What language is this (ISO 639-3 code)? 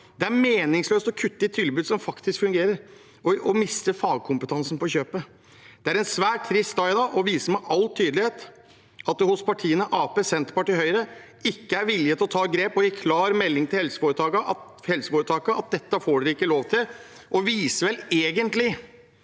nor